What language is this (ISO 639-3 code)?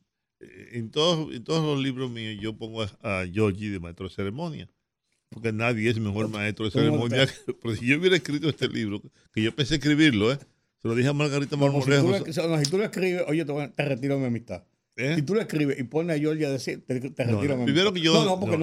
spa